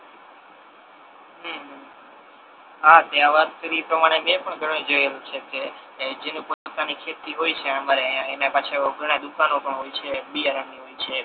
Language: Gujarati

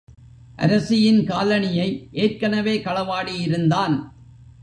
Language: Tamil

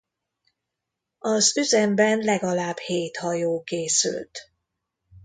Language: Hungarian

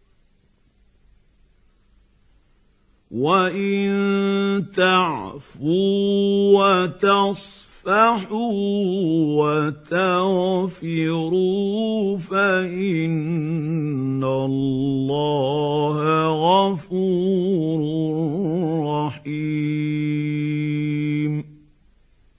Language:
Arabic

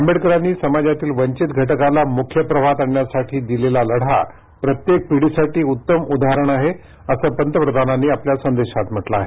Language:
Marathi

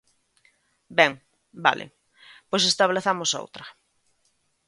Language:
Galician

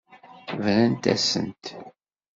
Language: Kabyle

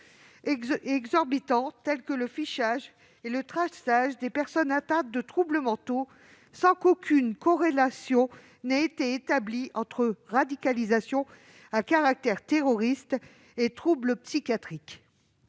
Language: French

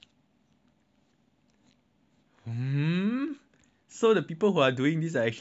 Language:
English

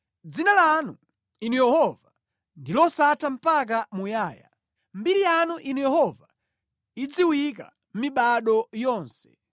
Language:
Nyanja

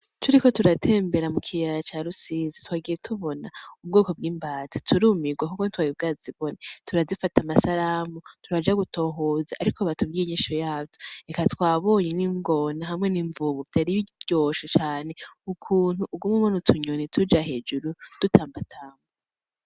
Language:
Rundi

